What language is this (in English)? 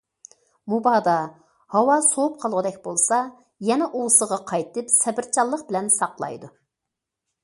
Uyghur